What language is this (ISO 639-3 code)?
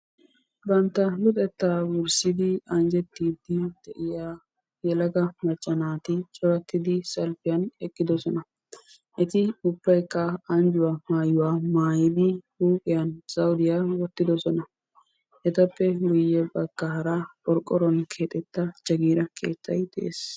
wal